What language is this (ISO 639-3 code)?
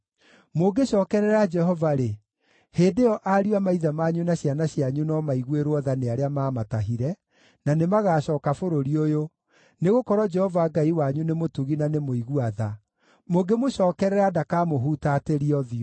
kik